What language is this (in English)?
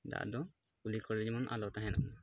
Santali